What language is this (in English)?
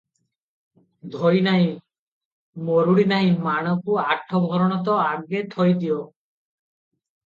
Odia